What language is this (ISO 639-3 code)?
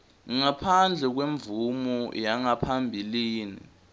ssw